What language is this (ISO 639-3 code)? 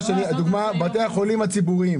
heb